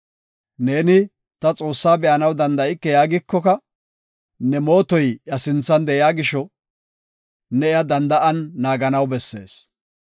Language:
Gofa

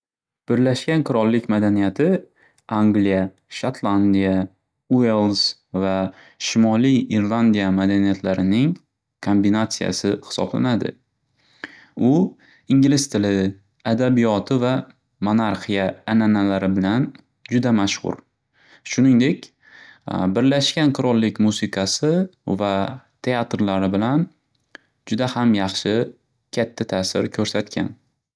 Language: Uzbek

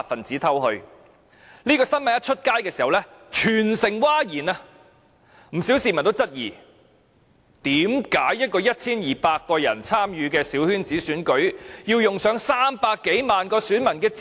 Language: Cantonese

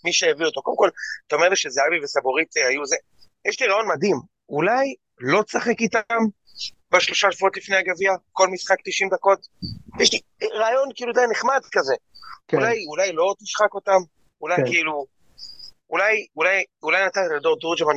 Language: Hebrew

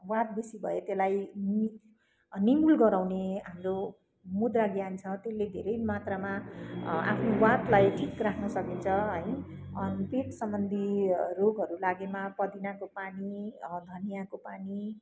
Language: Nepali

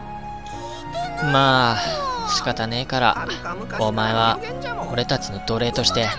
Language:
Japanese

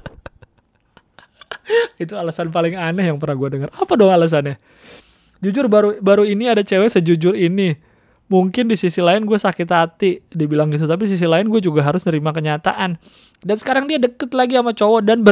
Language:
Indonesian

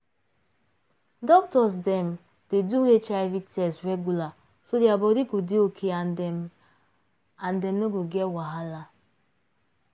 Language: Nigerian Pidgin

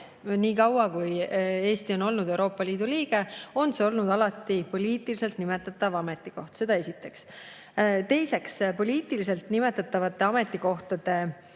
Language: Estonian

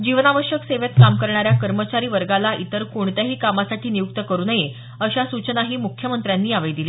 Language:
Marathi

